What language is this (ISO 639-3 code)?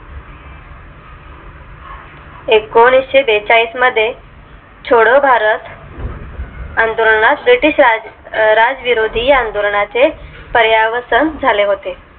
mar